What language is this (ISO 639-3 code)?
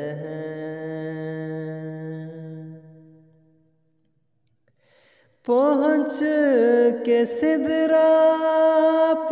hin